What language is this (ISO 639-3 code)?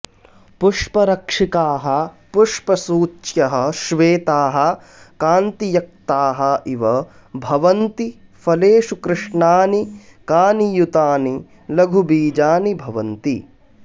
san